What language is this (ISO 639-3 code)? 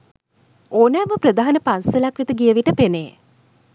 sin